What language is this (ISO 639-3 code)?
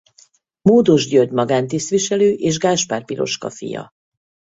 hun